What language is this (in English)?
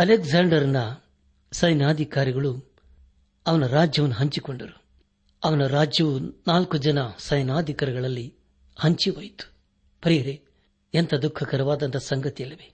Kannada